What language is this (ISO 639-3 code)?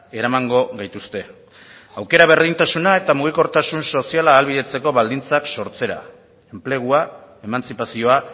eus